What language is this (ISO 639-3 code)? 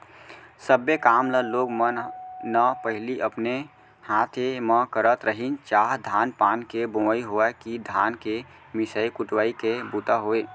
hne